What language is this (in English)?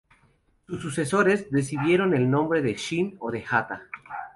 Spanish